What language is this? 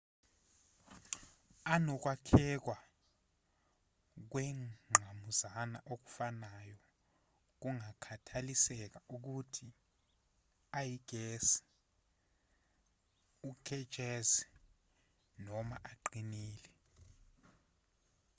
Zulu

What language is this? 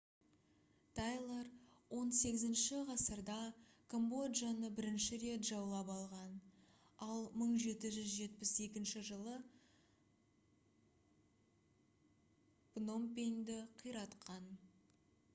Kazakh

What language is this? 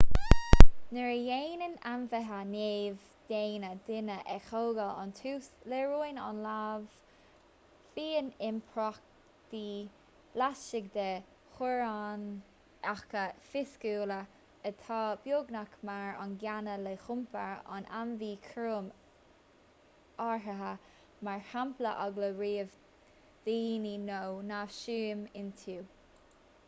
Irish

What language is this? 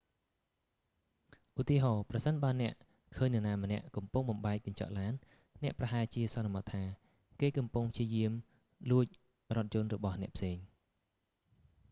Khmer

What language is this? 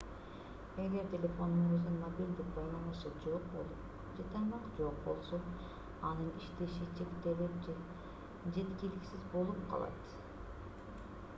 Kyrgyz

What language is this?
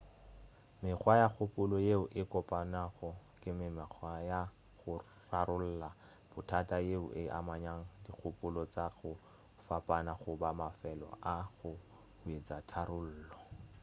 Northern Sotho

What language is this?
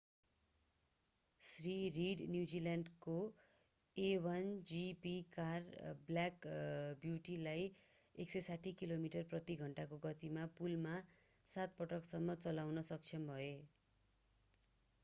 Nepali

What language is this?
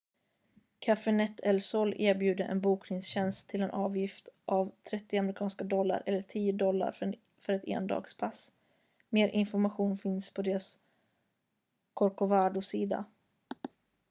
Swedish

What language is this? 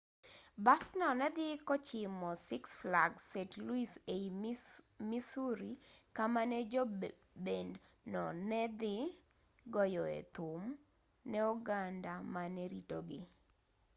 Luo (Kenya and Tanzania)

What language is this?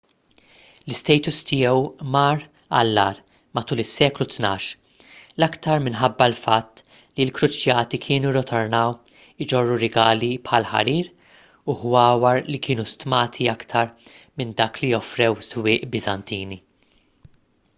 Maltese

